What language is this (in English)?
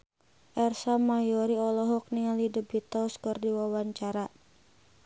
Sundanese